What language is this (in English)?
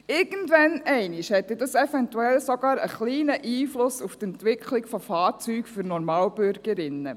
Swiss German